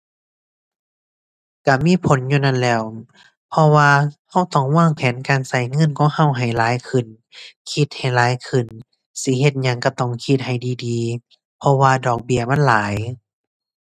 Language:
Thai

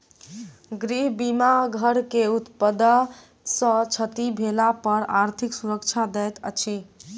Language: Maithili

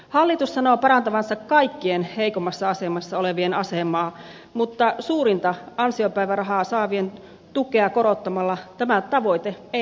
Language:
Finnish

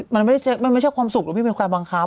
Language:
Thai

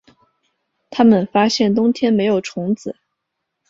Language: Chinese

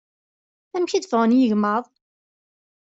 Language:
Kabyle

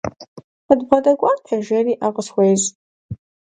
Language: Kabardian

